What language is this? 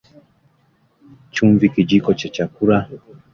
Swahili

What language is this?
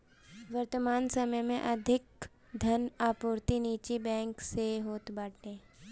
Bhojpuri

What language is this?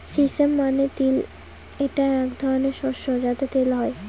Bangla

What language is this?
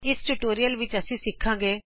Punjabi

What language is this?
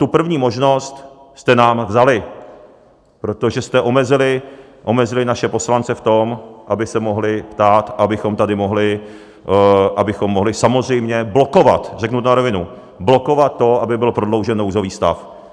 Czech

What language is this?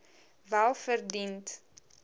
Afrikaans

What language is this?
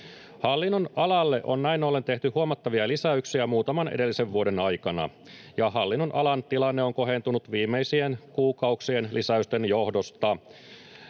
Finnish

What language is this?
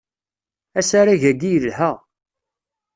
Kabyle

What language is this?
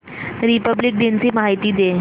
Marathi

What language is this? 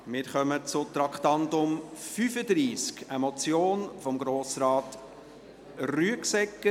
Swiss German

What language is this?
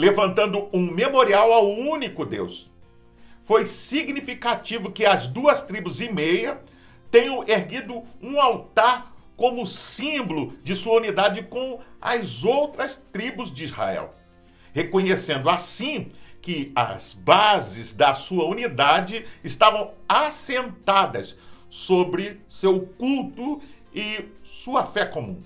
Portuguese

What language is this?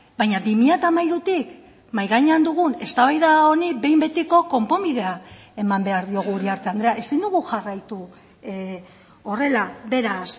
Basque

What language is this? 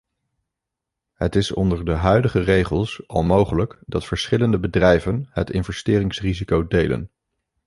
Dutch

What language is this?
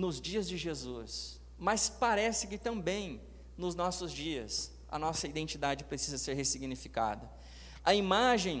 Portuguese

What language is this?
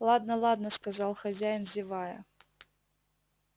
Russian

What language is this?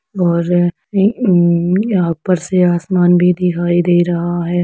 Hindi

